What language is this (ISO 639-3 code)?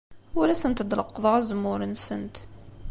kab